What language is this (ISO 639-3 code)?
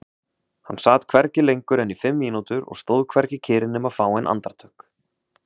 isl